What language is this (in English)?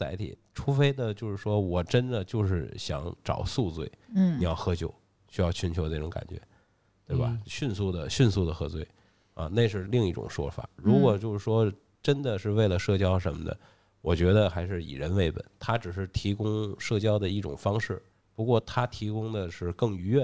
Chinese